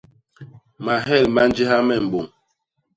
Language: Basaa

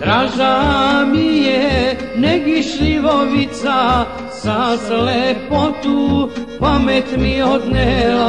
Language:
Romanian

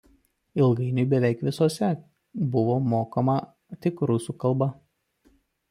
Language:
Lithuanian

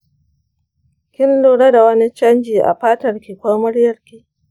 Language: Hausa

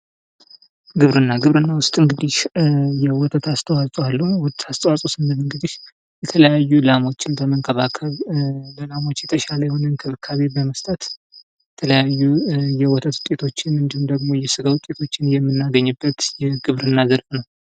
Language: Amharic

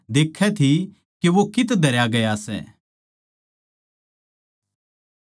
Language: Haryanvi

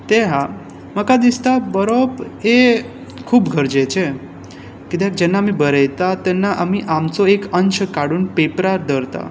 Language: Konkani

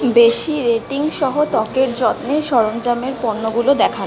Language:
Bangla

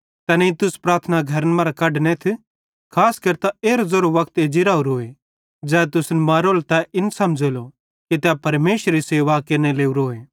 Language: Bhadrawahi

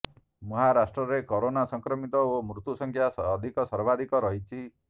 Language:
Odia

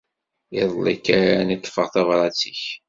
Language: Kabyle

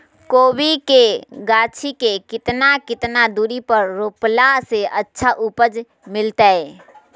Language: Magahi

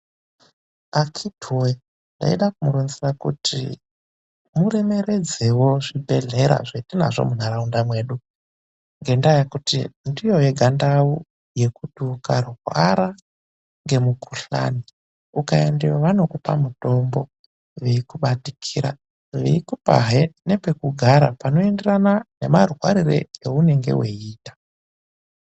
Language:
Ndau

